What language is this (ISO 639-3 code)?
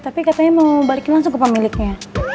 ind